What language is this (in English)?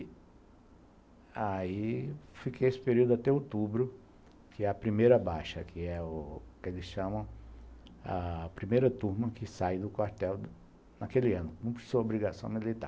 Portuguese